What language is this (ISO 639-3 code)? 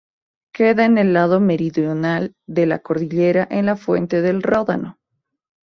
spa